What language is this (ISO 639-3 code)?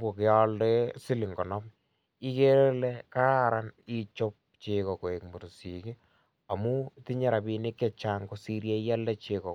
kln